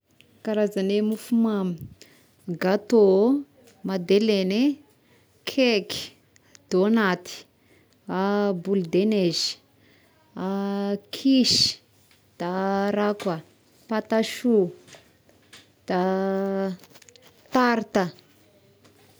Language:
Tesaka Malagasy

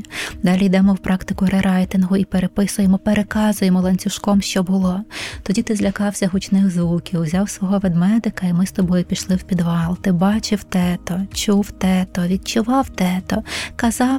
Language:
Ukrainian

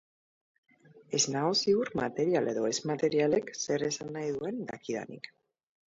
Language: Basque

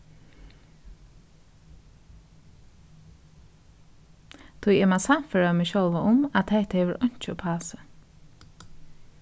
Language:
Faroese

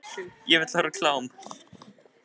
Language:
Icelandic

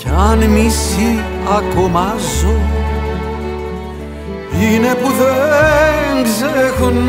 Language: Greek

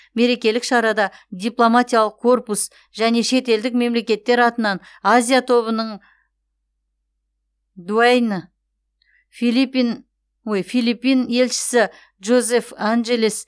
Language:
Kazakh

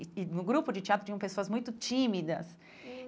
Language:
Portuguese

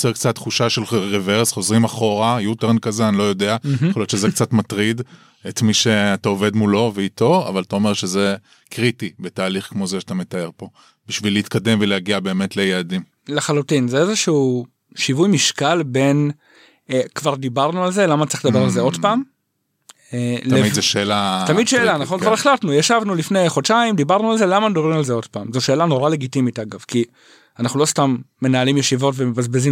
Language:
Hebrew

